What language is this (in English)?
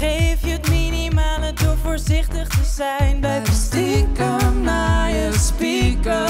Dutch